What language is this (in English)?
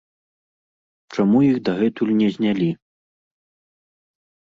Belarusian